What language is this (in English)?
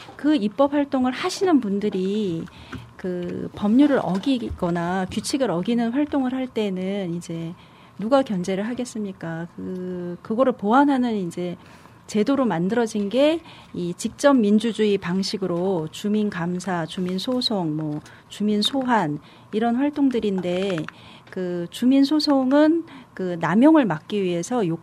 Korean